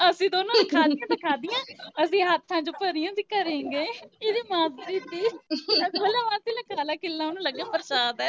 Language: Punjabi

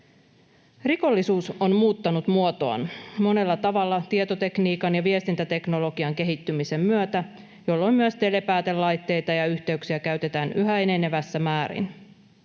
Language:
Finnish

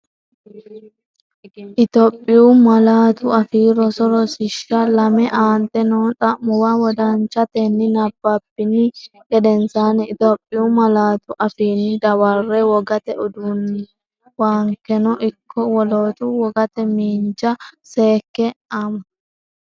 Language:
Sidamo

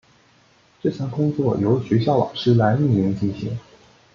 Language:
Chinese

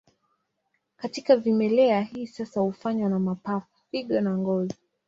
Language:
Swahili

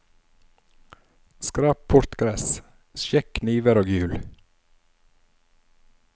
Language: Norwegian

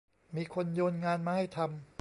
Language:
Thai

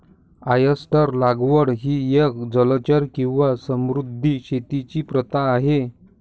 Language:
Marathi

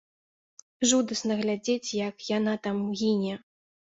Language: Belarusian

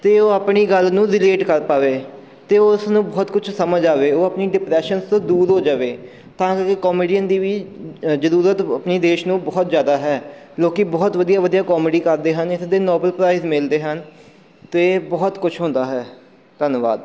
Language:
Punjabi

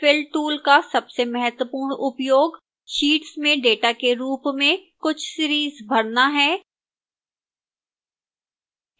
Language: Hindi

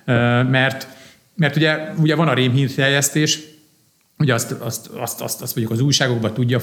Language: Hungarian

